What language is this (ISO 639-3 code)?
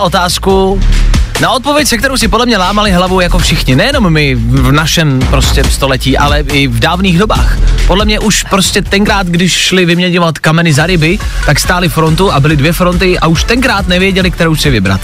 ces